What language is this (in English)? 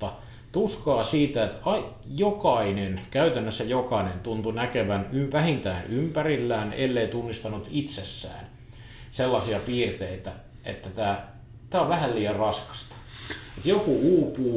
Finnish